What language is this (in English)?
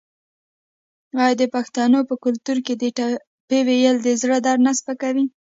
Pashto